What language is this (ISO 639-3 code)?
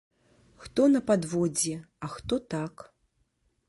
bel